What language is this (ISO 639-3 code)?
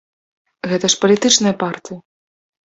bel